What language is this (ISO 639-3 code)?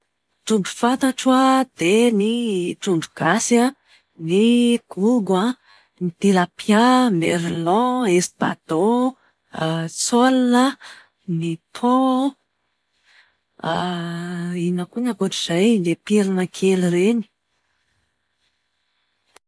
mlg